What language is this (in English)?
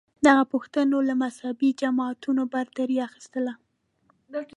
Pashto